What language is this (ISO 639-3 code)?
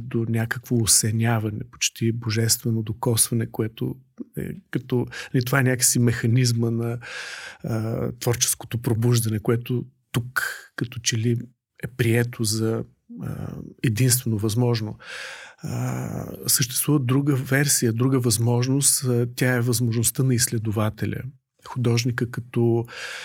bul